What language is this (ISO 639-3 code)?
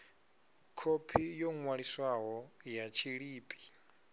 ven